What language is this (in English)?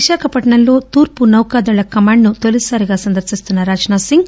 Telugu